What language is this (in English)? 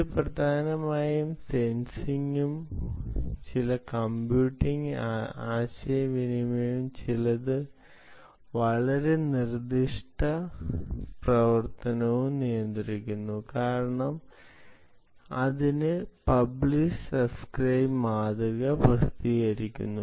Malayalam